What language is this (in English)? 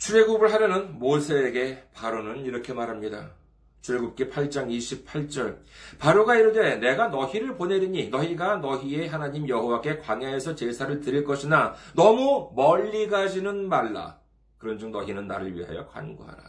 Korean